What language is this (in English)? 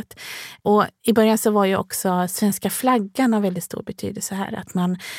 Swedish